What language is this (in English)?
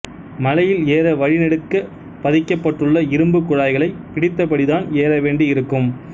Tamil